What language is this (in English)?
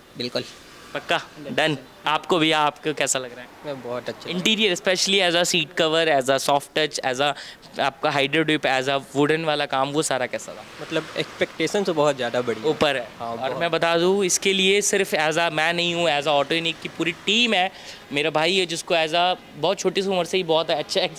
Hindi